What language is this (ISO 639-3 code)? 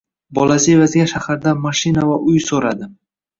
uzb